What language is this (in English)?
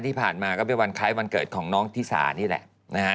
Thai